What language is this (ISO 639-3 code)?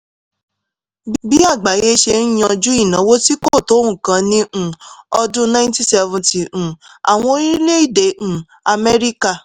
yor